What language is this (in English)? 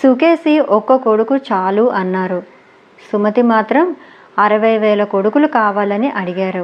Telugu